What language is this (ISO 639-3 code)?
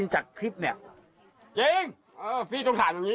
tha